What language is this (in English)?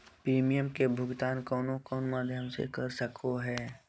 Magahi